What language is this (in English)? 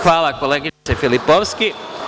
Serbian